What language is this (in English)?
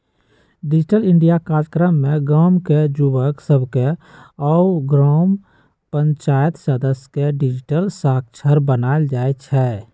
Magahi